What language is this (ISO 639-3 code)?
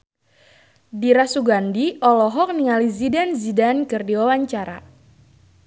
sun